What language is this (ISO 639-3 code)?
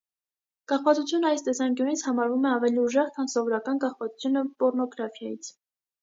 hye